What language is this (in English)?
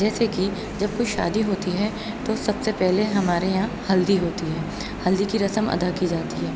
Urdu